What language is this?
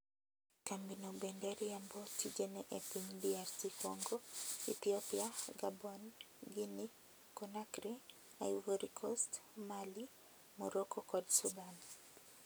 Luo (Kenya and Tanzania)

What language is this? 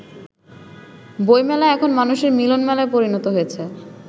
Bangla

